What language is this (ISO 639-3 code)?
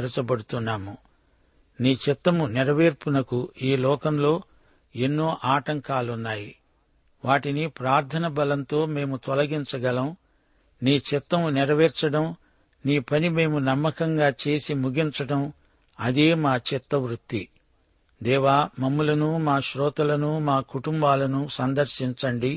tel